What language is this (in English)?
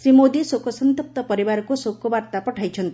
Odia